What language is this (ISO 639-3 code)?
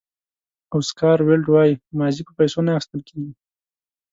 pus